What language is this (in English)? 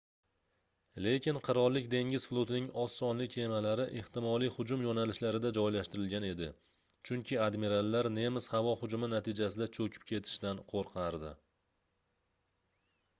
Uzbek